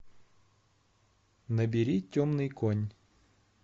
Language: Russian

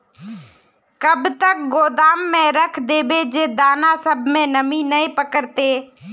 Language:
Magahi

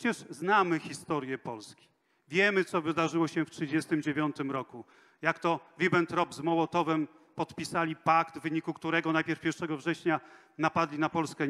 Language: Polish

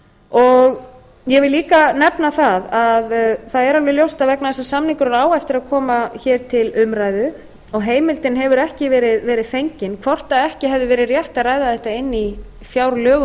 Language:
Icelandic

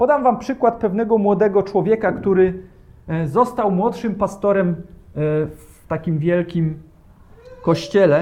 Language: Polish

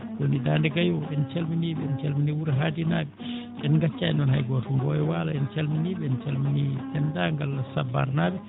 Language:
Fula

